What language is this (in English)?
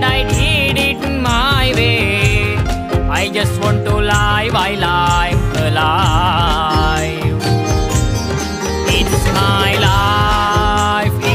English